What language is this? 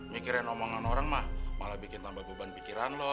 Indonesian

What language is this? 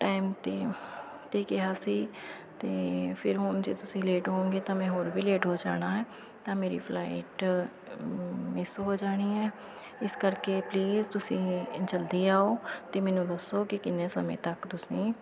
Punjabi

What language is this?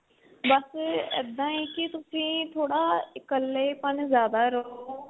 Punjabi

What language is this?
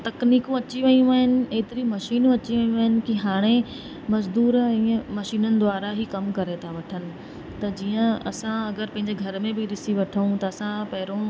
Sindhi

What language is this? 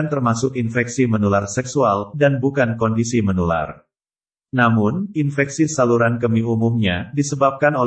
Indonesian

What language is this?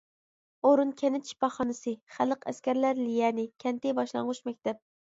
Uyghur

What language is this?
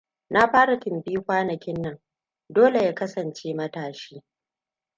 Hausa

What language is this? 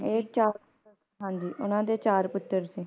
Punjabi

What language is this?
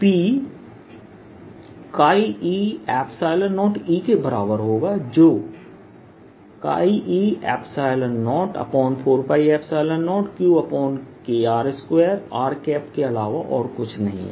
Hindi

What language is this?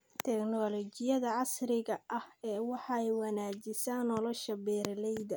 Somali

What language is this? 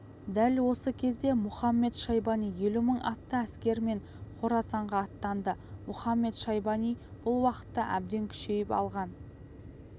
Kazakh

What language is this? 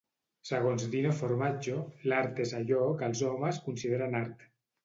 Catalan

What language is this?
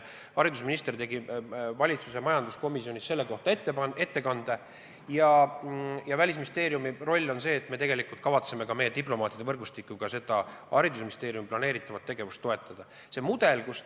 Estonian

